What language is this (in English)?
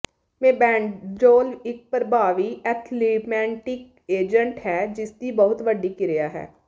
Punjabi